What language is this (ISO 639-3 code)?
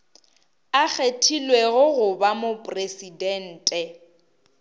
nso